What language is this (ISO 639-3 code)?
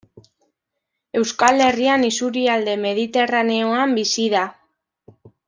eus